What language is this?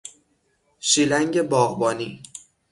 Persian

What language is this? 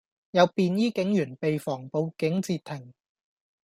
Cantonese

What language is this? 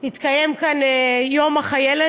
Hebrew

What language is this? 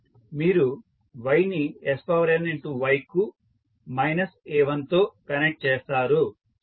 Telugu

